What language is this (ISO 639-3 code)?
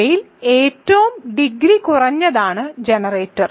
mal